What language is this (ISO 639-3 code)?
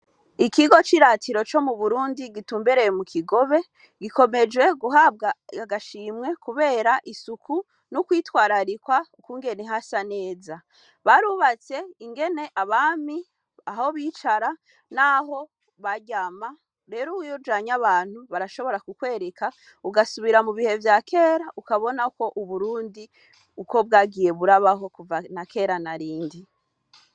run